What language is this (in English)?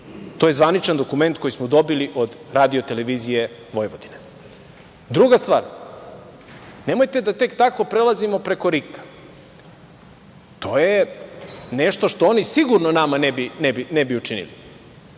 Serbian